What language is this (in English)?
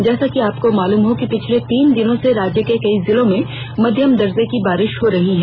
Hindi